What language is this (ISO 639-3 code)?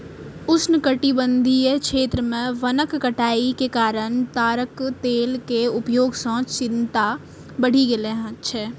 mai